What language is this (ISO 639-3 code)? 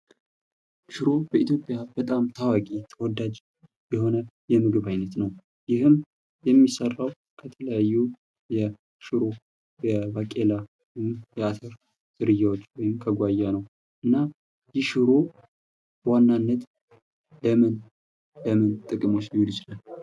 amh